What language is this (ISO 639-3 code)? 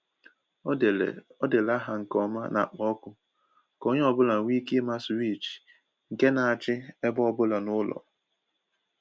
ibo